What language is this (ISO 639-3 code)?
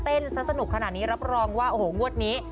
tha